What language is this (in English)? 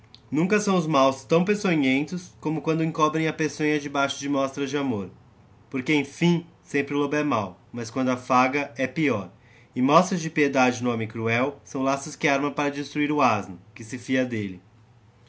Portuguese